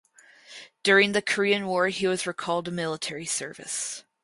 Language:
English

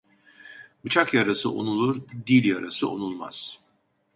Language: Turkish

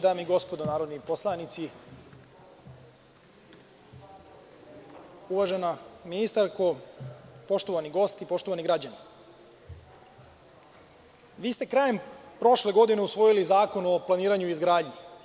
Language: Serbian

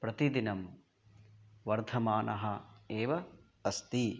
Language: Sanskrit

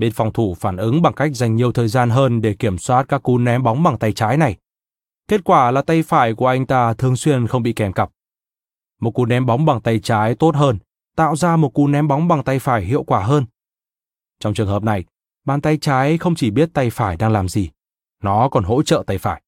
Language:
Vietnamese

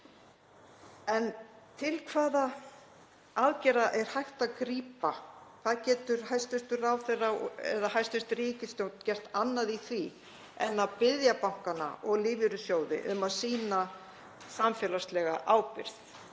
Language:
Icelandic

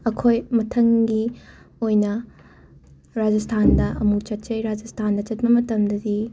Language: Manipuri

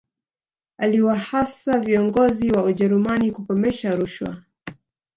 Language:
Swahili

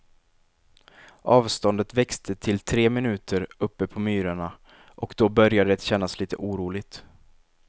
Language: Swedish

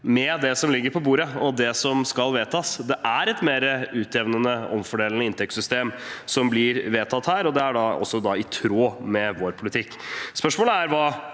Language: Norwegian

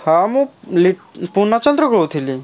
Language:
Odia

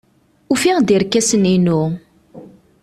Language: Kabyle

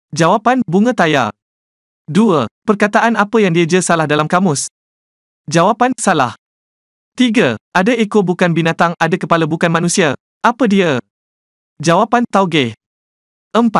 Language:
Malay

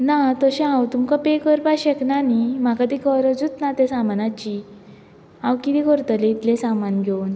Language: Konkani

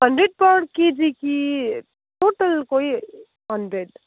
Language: Nepali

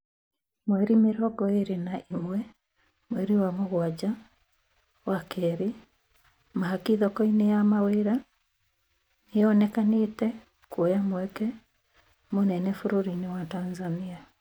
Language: Kikuyu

